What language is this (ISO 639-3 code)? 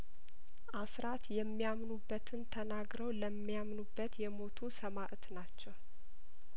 amh